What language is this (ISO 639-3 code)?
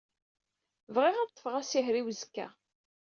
kab